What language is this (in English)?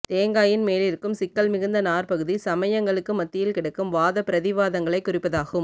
Tamil